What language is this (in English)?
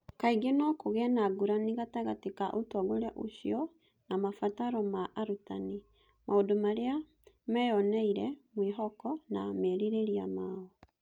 Kikuyu